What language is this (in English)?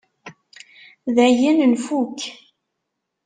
Kabyle